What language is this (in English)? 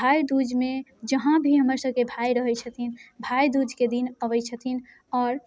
Maithili